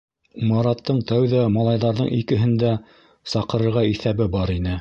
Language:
Bashkir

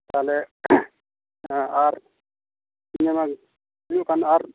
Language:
Santali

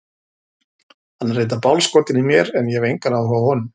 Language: Icelandic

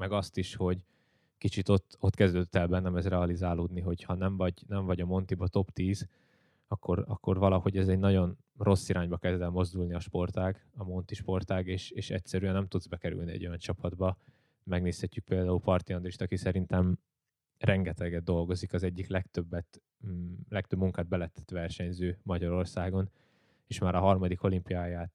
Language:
Hungarian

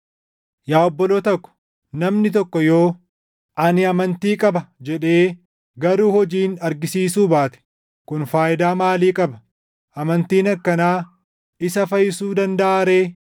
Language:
Oromo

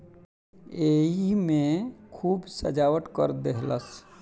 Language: Bhojpuri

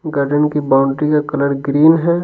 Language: Hindi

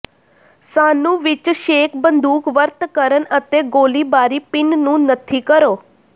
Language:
Punjabi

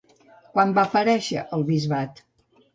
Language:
Catalan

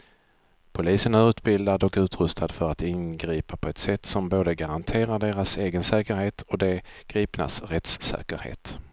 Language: Swedish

